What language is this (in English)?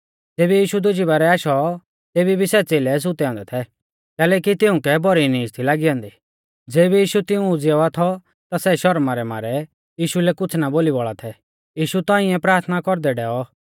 Mahasu Pahari